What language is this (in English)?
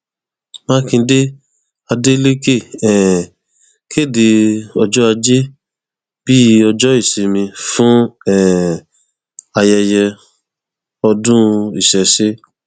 Yoruba